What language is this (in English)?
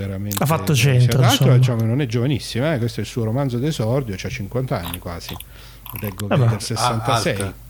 Italian